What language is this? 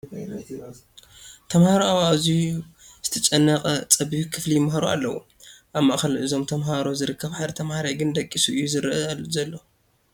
Tigrinya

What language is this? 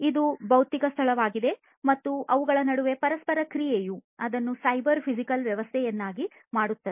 Kannada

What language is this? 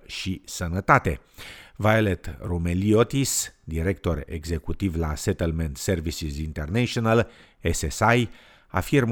Romanian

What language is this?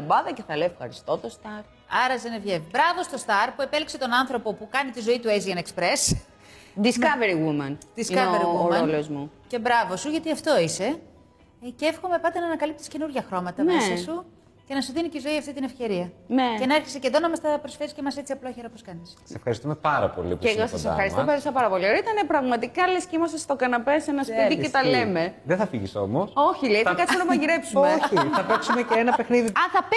Greek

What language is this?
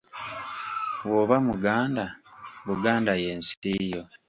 Ganda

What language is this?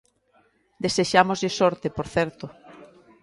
Galician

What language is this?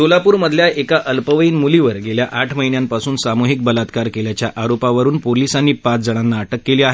Marathi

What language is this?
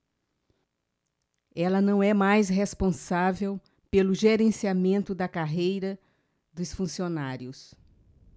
Portuguese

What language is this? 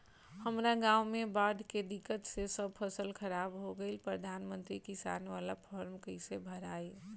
Bhojpuri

